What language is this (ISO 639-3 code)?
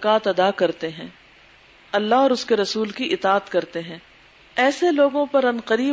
urd